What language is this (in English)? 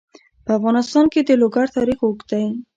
Pashto